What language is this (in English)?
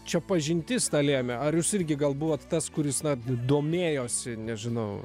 Lithuanian